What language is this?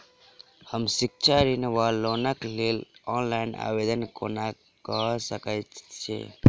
Maithili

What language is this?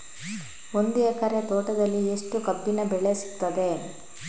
Kannada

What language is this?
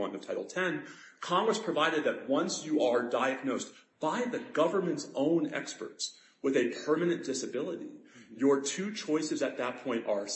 English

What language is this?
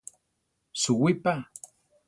Central Tarahumara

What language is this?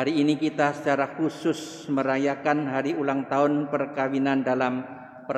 Indonesian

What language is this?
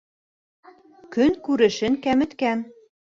Bashkir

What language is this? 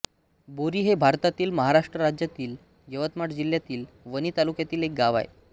Marathi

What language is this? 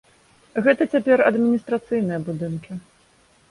Belarusian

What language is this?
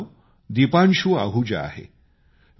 Marathi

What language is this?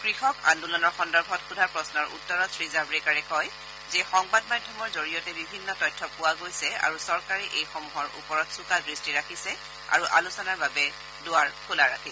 Assamese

